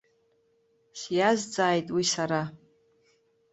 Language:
Abkhazian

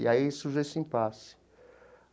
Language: Portuguese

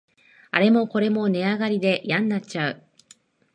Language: Japanese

